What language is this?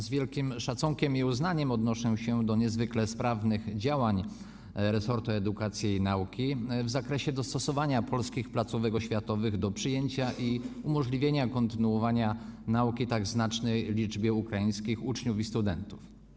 Polish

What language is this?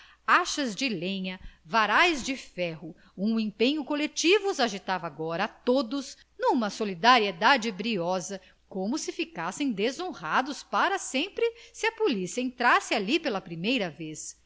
Portuguese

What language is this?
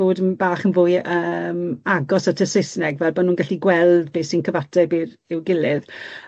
Welsh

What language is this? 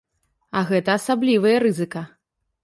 Belarusian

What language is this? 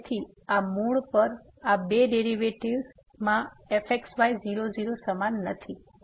Gujarati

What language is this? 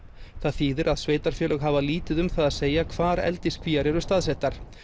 Icelandic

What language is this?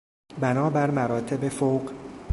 Persian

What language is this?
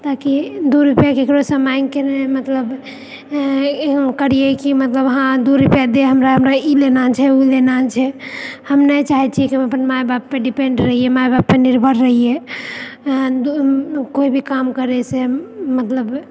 Maithili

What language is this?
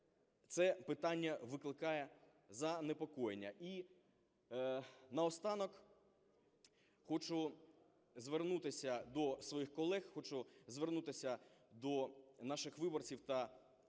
Ukrainian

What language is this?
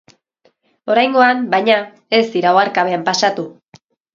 Basque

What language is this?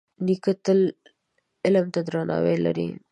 Pashto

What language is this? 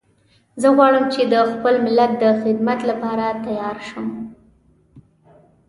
Pashto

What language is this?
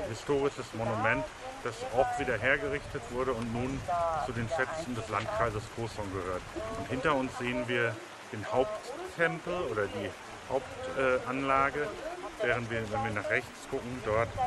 German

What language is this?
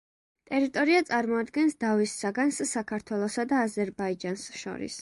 Georgian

